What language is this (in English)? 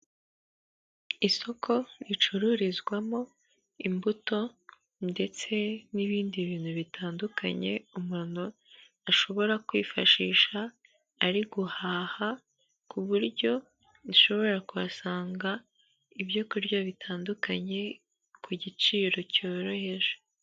Kinyarwanda